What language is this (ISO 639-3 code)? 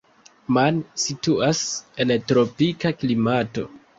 epo